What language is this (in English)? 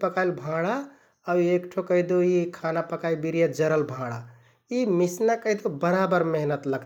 Kathoriya Tharu